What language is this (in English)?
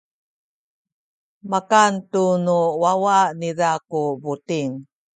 Sakizaya